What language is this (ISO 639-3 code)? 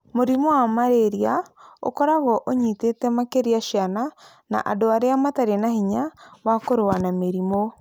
kik